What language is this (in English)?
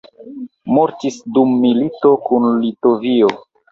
Esperanto